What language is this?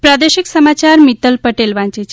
Gujarati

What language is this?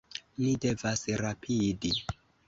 Esperanto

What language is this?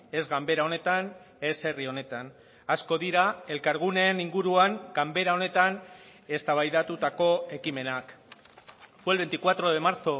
Basque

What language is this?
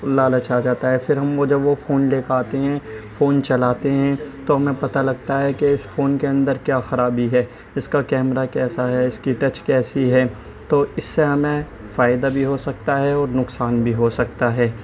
Urdu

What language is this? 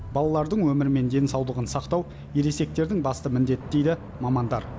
Kazakh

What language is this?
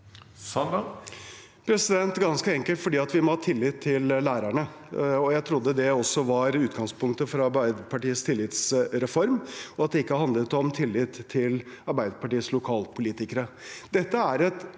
Norwegian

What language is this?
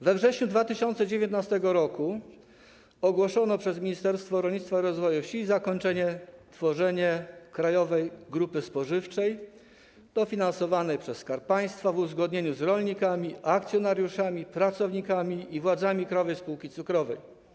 Polish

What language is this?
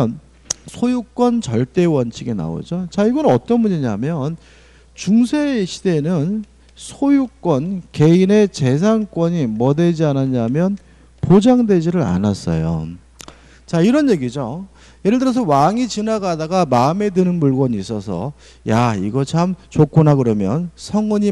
Korean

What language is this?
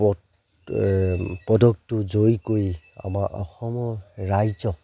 Assamese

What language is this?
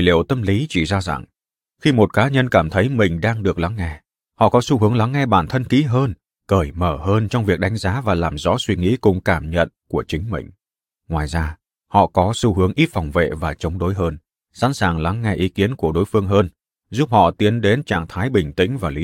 Vietnamese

